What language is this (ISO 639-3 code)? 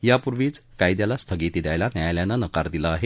mar